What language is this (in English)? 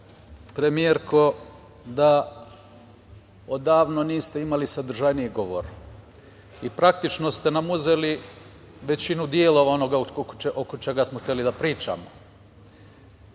Serbian